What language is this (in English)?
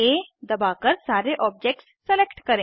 Hindi